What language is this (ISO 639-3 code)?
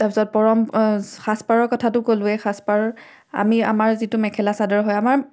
asm